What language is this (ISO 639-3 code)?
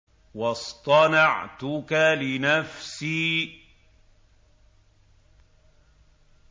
ara